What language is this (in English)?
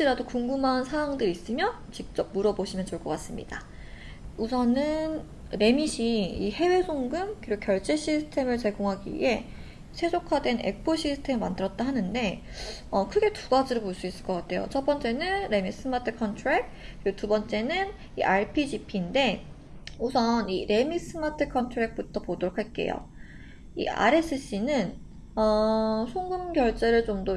Korean